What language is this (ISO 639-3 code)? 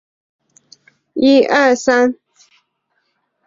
zho